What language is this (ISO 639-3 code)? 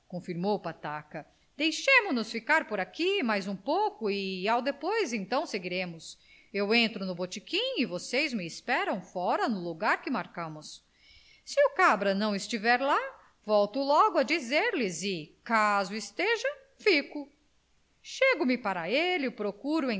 por